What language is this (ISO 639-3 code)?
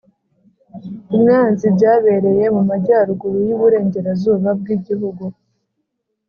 kin